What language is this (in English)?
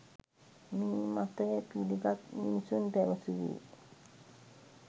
Sinhala